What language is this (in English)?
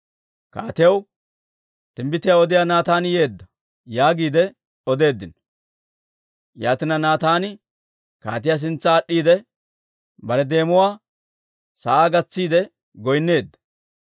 Dawro